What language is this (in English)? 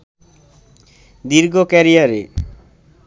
Bangla